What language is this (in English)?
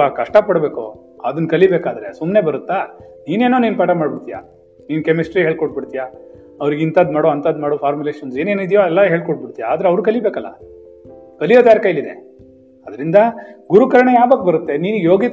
Kannada